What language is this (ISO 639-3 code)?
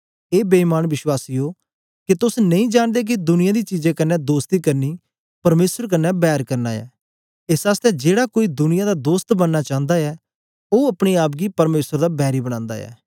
doi